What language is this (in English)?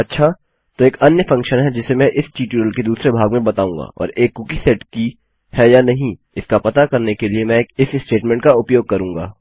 Hindi